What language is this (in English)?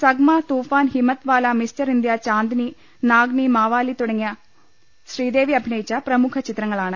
Malayalam